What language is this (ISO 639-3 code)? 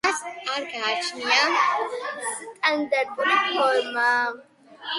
kat